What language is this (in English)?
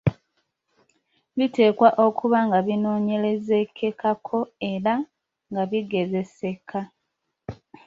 Ganda